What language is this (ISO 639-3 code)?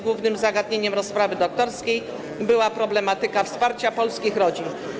pol